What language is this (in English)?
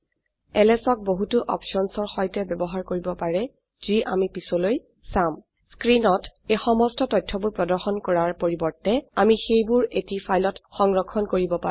Assamese